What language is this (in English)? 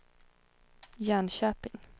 Swedish